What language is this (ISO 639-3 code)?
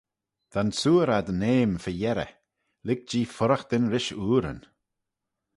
glv